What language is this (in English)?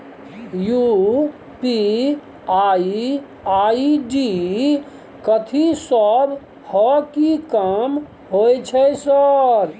Maithili